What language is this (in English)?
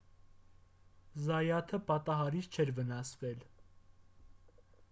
Armenian